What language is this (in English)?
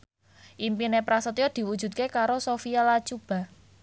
Javanese